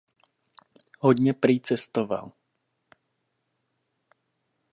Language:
Czech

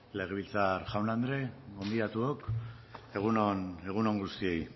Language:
Basque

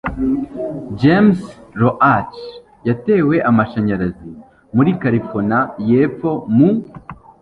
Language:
Kinyarwanda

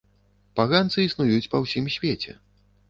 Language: Belarusian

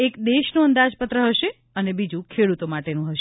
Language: Gujarati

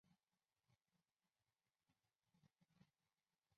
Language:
Chinese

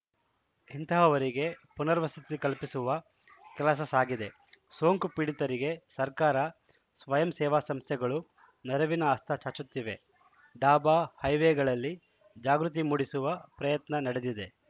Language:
Kannada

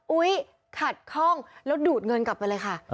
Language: Thai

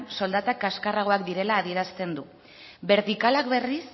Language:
Basque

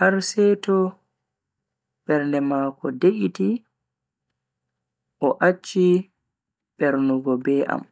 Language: Bagirmi Fulfulde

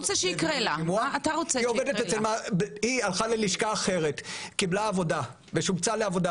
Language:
Hebrew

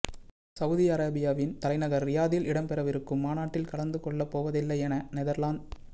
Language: Tamil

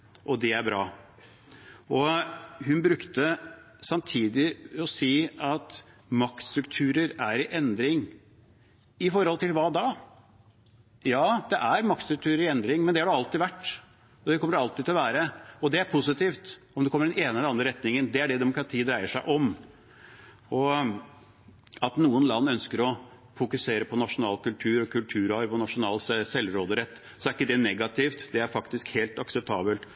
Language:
Norwegian Bokmål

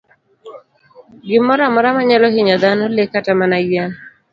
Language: Luo (Kenya and Tanzania)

